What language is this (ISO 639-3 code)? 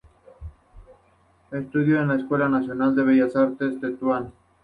spa